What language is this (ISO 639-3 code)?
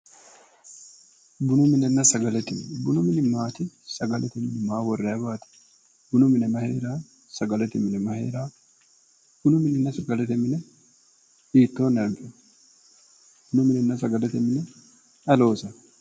sid